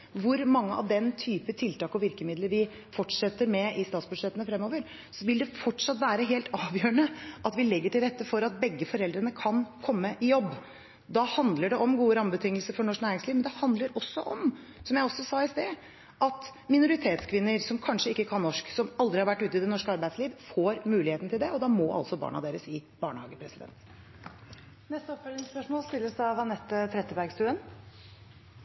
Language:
Norwegian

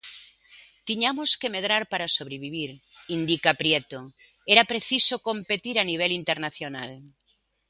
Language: Galician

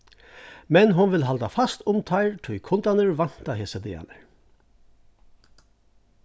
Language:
Faroese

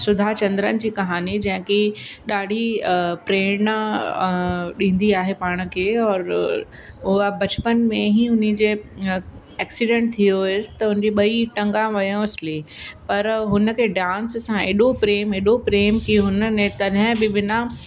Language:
Sindhi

